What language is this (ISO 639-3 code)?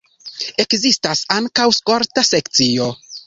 epo